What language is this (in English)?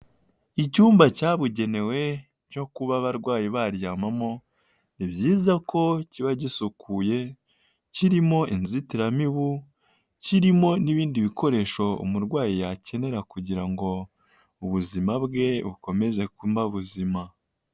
Kinyarwanda